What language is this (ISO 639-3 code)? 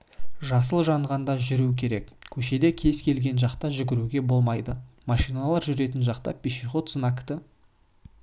kaz